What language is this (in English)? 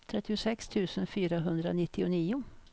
Swedish